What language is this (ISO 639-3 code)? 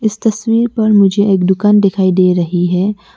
hin